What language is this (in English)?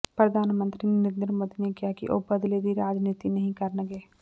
Punjabi